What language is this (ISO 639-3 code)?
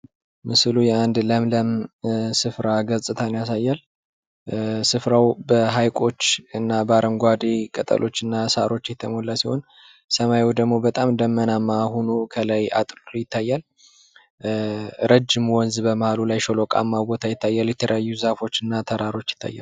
amh